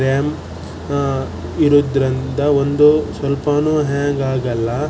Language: Kannada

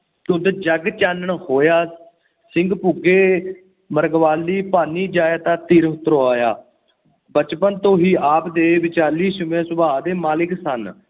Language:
Punjabi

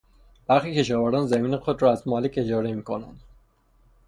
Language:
Persian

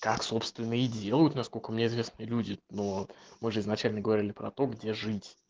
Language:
Russian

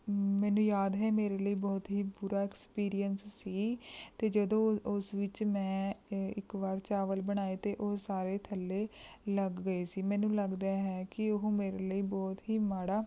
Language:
Punjabi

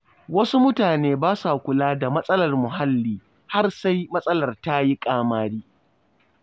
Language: Hausa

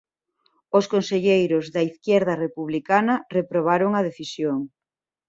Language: Galician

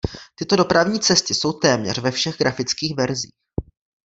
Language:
Czech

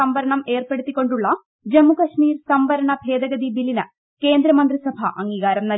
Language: Malayalam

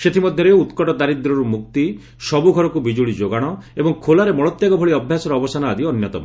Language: Odia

